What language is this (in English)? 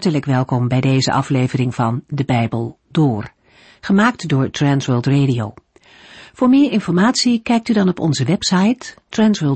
Dutch